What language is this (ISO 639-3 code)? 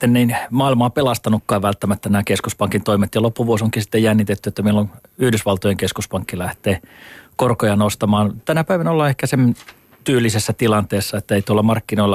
fin